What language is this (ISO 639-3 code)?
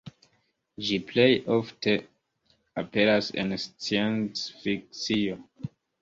epo